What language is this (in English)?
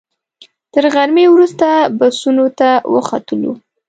Pashto